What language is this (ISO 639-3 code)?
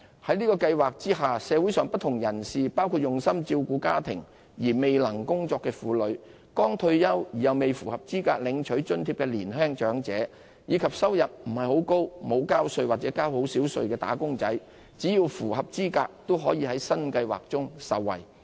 yue